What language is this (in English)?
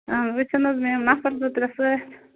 Kashmiri